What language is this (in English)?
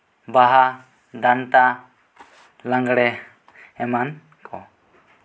Santali